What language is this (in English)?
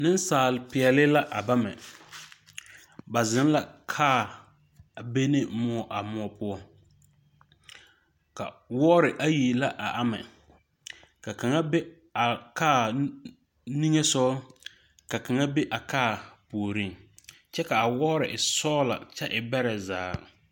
Southern Dagaare